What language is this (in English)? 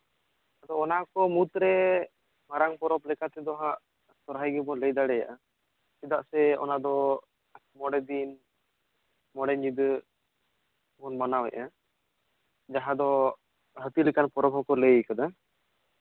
Santali